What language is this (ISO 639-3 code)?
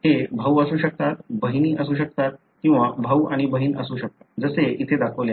mar